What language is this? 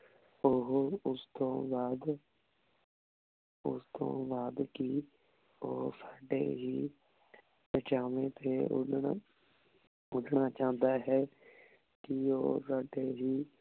Punjabi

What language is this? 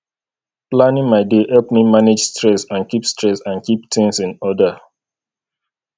Nigerian Pidgin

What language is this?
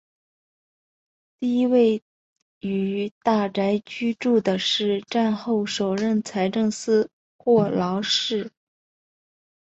Chinese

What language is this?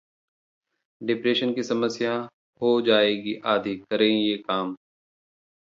Hindi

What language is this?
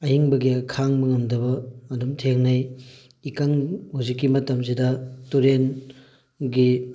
Manipuri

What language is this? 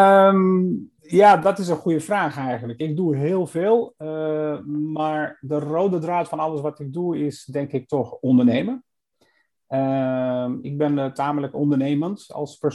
Dutch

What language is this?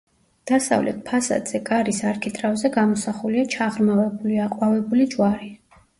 Georgian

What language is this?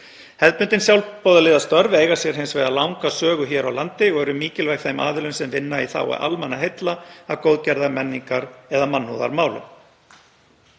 Icelandic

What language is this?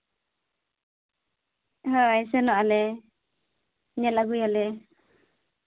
Santali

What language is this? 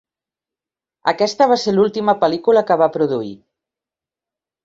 Catalan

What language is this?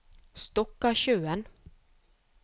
Norwegian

